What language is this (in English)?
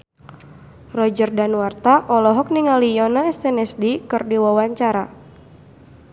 Sundanese